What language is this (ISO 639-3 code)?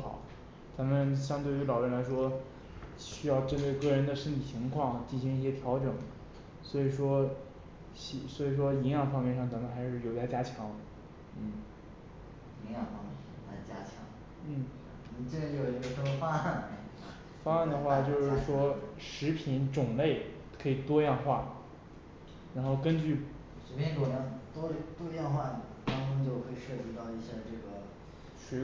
zho